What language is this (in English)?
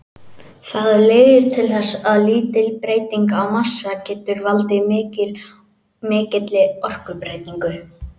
Icelandic